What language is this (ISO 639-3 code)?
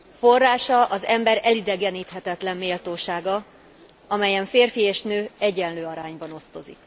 hun